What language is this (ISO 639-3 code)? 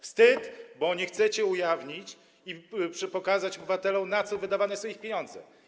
pol